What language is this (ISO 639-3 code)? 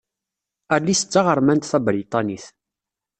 kab